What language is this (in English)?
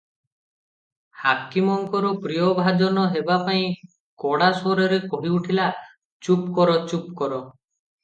Odia